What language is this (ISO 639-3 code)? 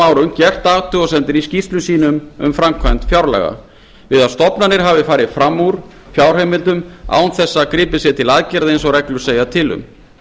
isl